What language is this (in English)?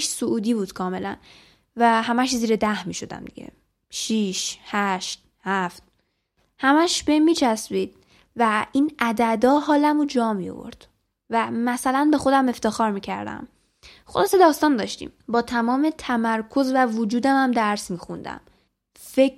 Persian